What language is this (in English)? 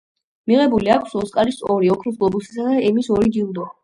Georgian